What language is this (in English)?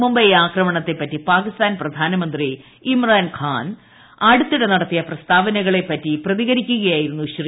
Malayalam